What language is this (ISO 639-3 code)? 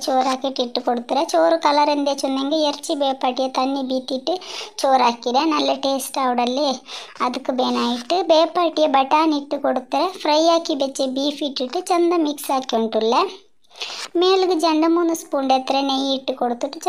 ron